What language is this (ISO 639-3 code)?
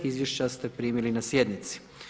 hrv